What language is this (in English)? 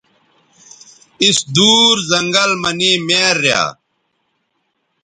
Bateri